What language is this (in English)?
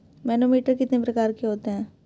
Hindi